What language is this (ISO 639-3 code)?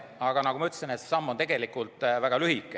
est